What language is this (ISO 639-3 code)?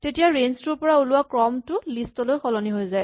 asm